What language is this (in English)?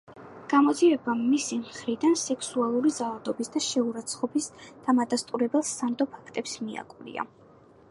Georgian